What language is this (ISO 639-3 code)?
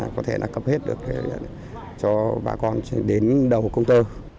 vie